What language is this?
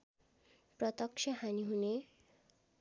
Nepali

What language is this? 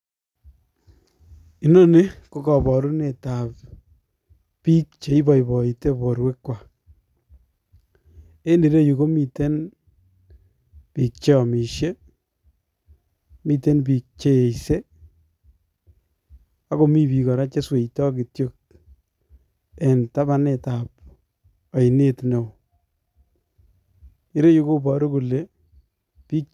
Kalenjin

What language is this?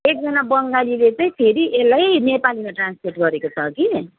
Nepali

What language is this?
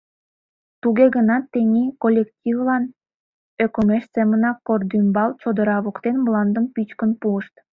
Mari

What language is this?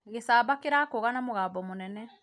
Kikuyu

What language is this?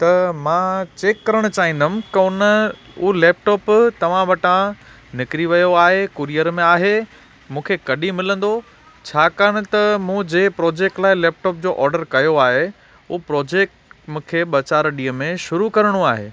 Sindhi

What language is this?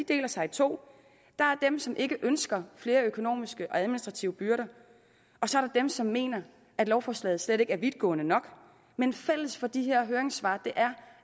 Danish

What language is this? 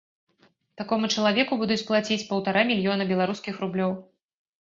Belarusian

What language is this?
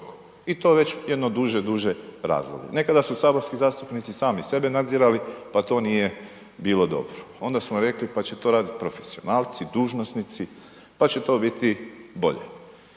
Croatian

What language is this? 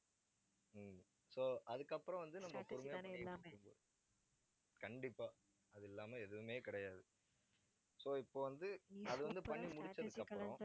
Tamil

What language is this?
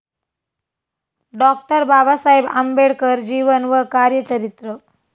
Marathi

